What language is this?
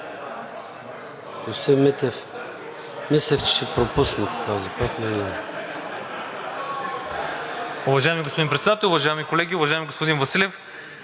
Bulgarian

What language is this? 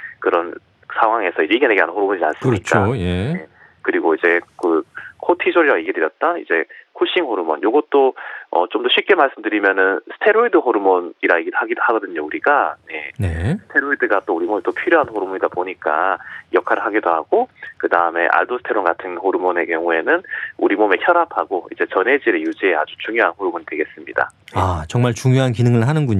Korean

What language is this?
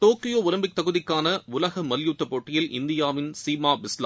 Tamil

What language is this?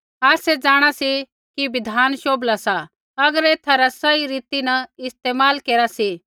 Kullu Pahari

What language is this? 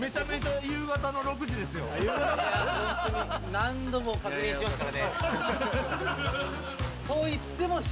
Japanese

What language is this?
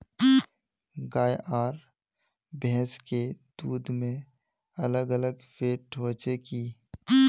Magahi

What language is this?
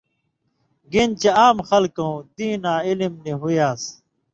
Indus Kohistani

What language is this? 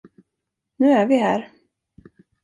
Swedish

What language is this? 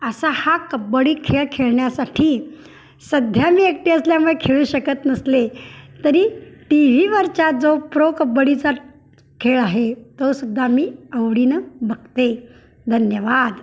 Marathi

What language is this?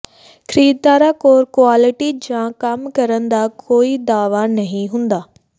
Punjabi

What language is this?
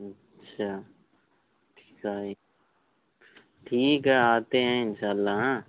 Urdu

